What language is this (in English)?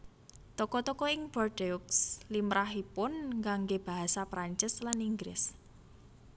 Javanese